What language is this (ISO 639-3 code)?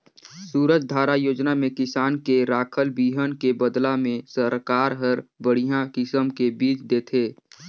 hne